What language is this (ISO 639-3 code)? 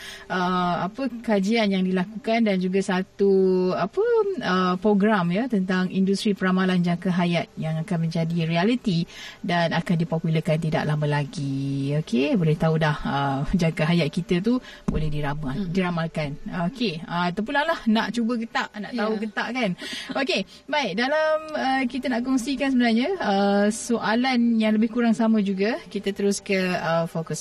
msa